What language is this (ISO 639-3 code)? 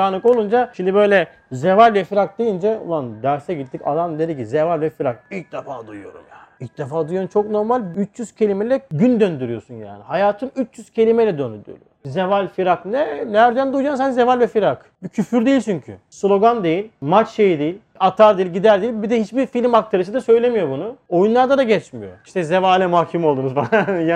tur